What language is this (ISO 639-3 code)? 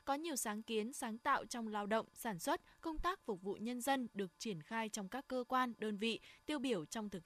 vie